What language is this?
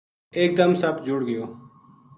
Gujari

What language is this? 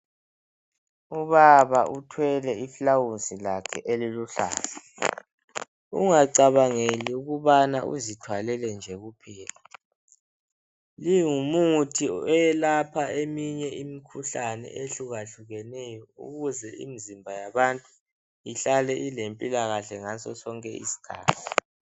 North Ndebele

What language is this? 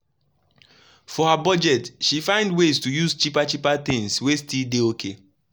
Nigerian Pidgin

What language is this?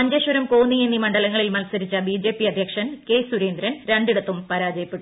Malayalam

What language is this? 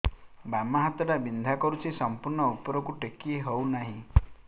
Odia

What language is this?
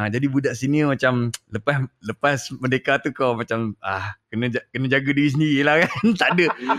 Malay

